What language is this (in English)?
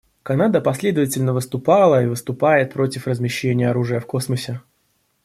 Russian